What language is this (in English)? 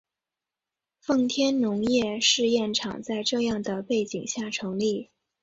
Chinese